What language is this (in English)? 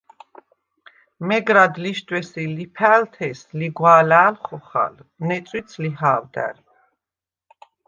Svan